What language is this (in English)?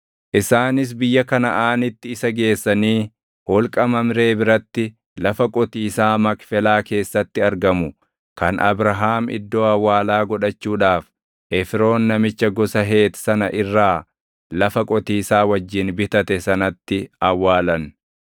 Oromo